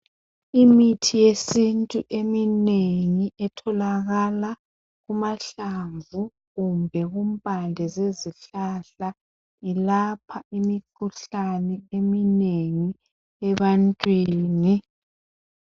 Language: North Ndebele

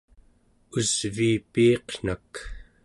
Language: Central Yupik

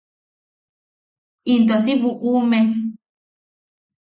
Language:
Yaqui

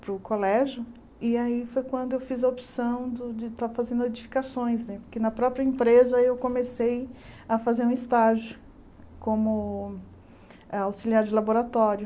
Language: Portuguese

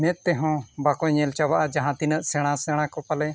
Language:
Santali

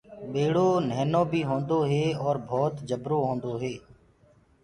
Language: Gurgula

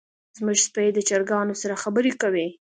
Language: Pashto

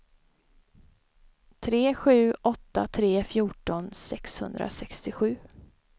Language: Swedish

